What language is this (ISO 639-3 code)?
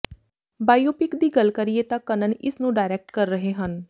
pan